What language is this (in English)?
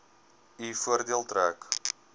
Afrikaans